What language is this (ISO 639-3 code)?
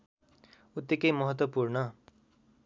nep